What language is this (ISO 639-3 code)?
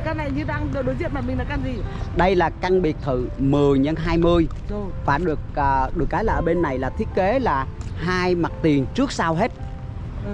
vie